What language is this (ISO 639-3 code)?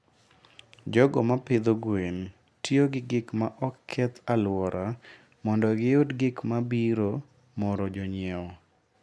luo